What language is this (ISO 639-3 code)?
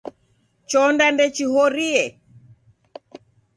dav